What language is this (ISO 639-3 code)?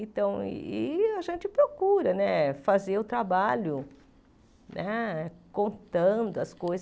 por